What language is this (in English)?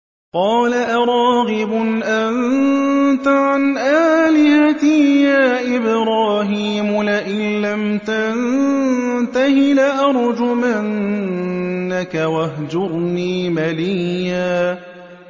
Arabic